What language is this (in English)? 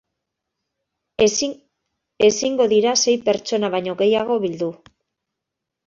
Basque